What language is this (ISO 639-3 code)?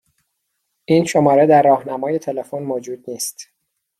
fas